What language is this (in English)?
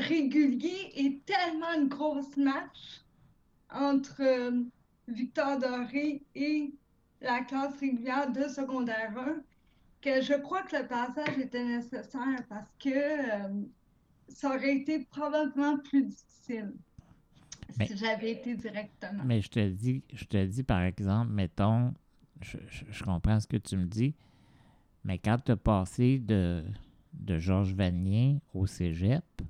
French